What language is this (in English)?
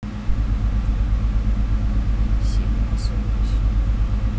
Russian